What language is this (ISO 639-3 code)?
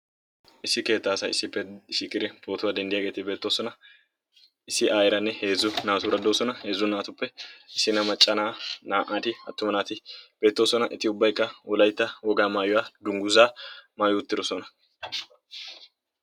wal